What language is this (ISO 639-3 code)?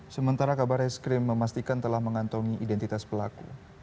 ind